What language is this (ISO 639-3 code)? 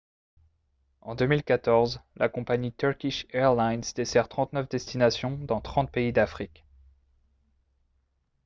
fra